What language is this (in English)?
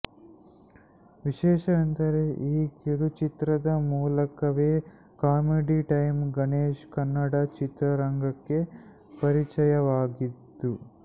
Kannada